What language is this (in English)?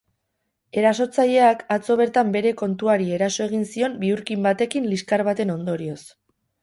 Basque